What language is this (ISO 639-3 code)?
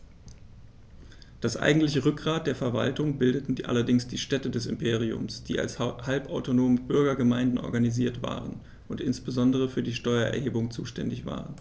deu